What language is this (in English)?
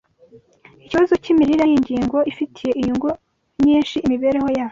Kinyarwanda